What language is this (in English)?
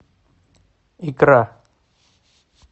Russian